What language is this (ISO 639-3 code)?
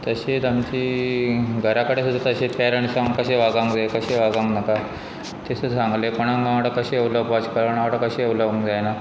kok